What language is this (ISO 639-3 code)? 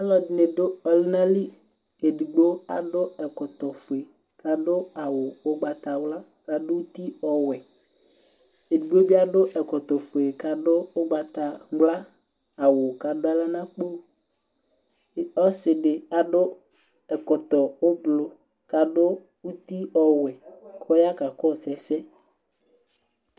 kpo